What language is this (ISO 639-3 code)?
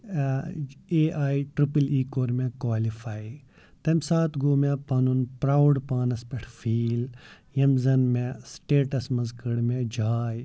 kas